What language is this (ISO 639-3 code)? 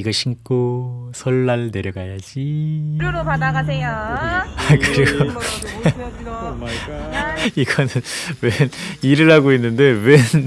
kor